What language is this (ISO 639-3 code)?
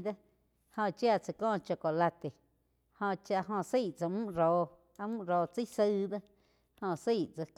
chq